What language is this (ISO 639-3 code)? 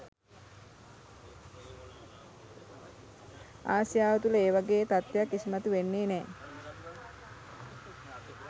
sin